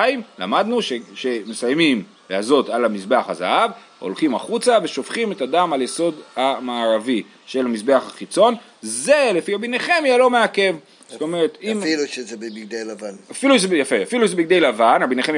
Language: Hebrew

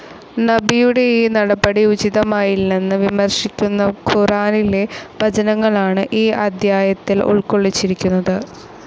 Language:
Malayalam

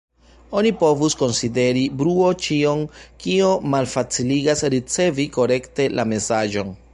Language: Esperanto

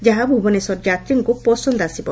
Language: Odia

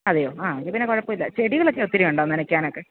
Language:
Malayalam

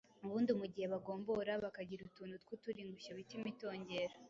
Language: Kinyarwanda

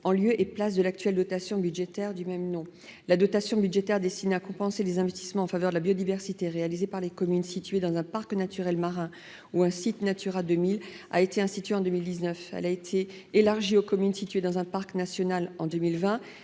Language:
French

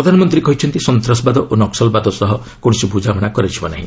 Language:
Odia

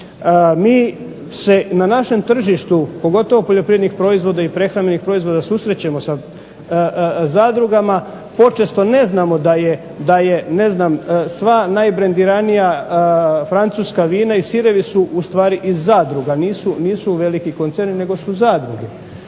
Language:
Croatian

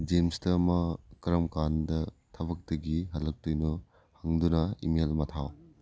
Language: Manipuri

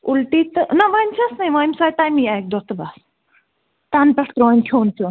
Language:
Kashmiri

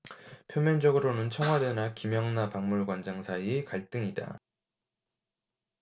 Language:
Korean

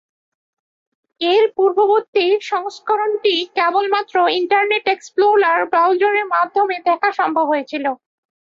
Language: Bangla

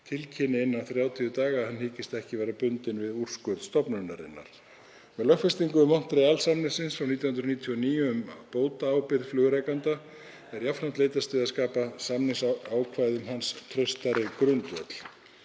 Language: Icelandic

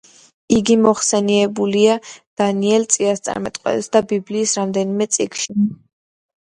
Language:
Georgian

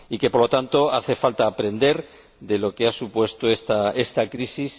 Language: Spanish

